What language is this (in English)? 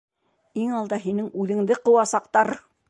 Bashkir